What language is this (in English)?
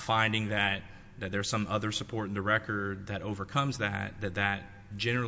English